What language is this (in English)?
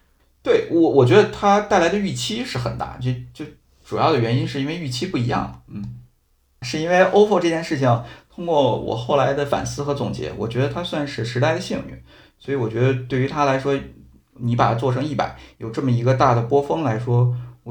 Chinese